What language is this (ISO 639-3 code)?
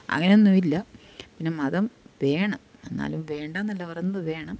mal